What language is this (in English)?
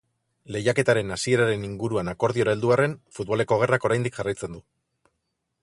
Basque